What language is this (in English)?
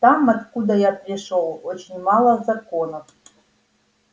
Russian